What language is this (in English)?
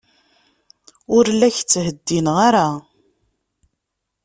Kabyle